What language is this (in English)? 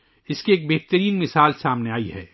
Urdu